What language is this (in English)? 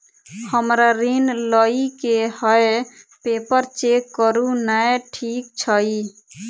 Maithili